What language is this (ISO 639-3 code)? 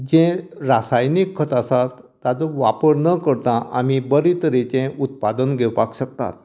kok